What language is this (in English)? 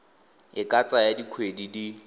Tswana